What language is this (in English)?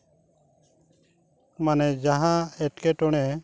Santali